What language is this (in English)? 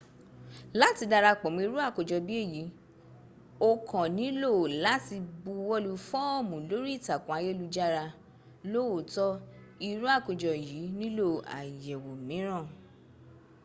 Yoruba